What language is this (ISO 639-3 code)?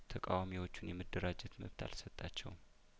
amh